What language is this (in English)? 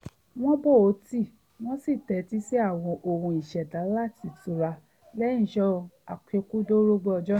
Yoruba